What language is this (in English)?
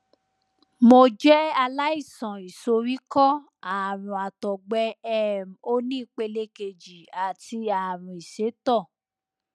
Yoruba